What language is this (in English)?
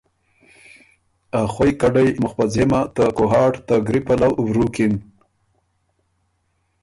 Ormuri